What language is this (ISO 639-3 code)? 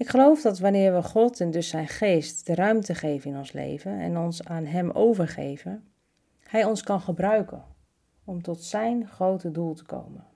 nld